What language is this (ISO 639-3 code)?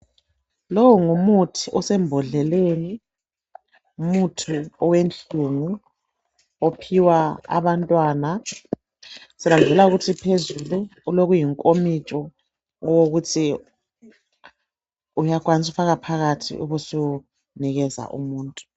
nde